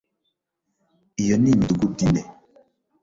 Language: Kinyarwanda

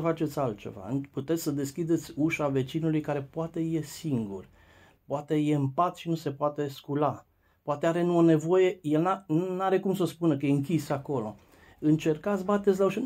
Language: Romanian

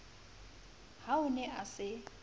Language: Southern Sotho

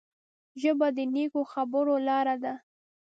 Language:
Pashto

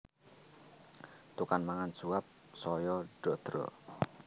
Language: Javanese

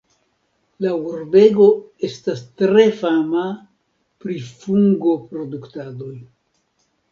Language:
Esperanto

